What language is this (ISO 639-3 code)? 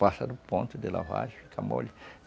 por